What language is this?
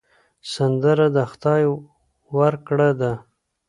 Pashto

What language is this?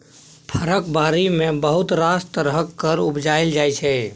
Maithili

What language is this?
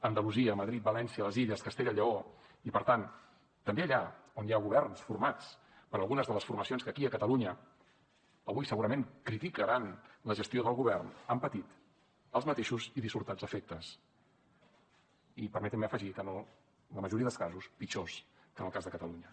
Catalan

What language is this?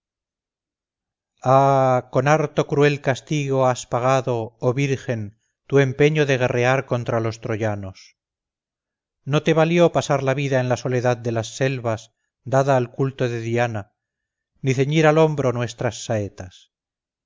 Spanish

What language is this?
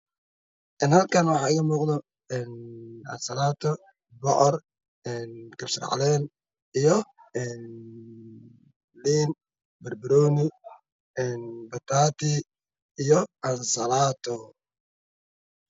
Somali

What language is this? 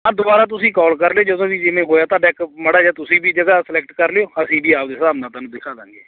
Punjabi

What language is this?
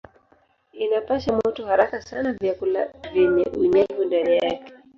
Swahili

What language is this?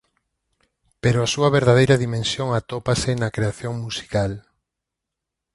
Galician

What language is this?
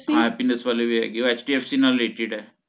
Punjabi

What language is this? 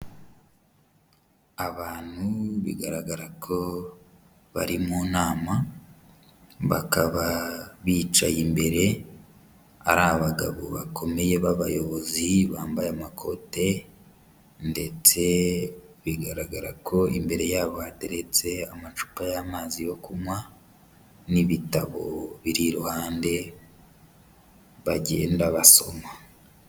Kinyarwanda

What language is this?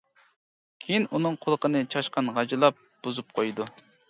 Uyghur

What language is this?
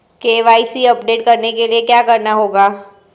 Hindi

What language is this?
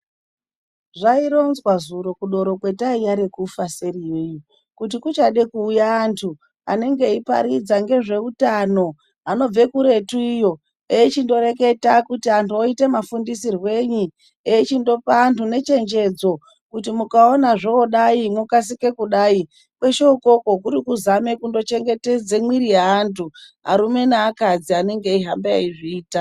Ndau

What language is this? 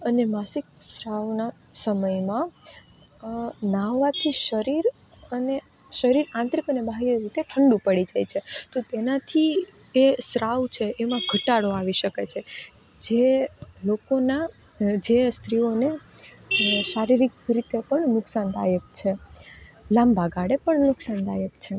Gujarati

